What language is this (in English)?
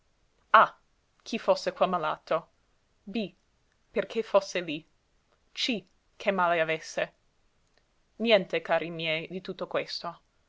Italian